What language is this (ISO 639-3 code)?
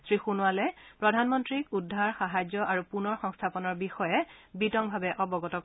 asm